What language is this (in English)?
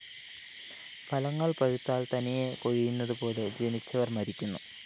Malayalam